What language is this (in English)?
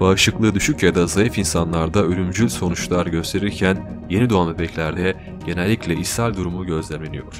Turkish